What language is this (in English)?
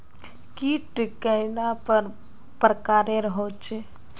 Magahi